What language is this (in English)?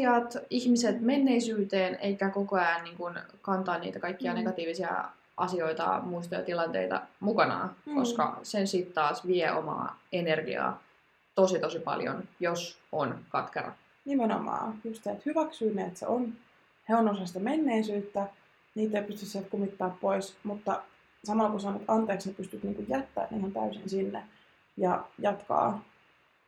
Finnish